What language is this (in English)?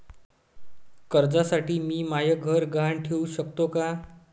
Marathi